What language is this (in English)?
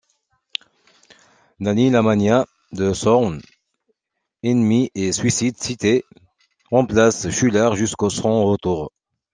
French